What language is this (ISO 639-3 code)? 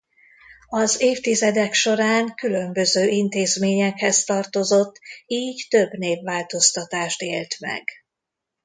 hun